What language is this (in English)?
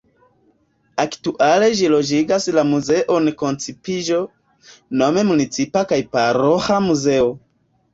Esperanto